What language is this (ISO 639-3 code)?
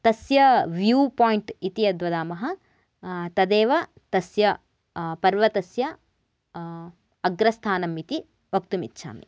san